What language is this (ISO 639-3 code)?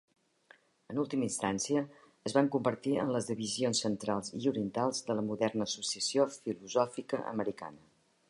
cat